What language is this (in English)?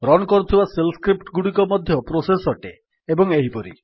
Odia